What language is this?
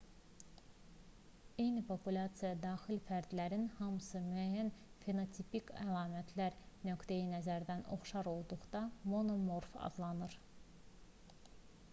Azerbaijani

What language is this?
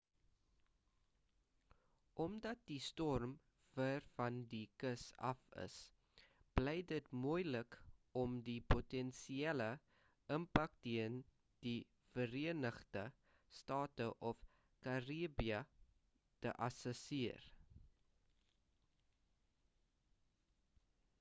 Afrikaans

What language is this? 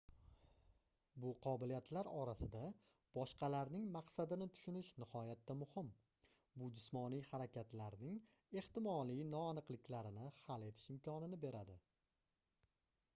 Uzbek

